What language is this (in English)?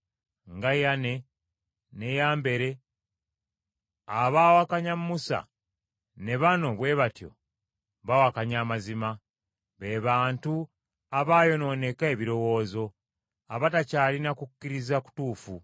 Ganda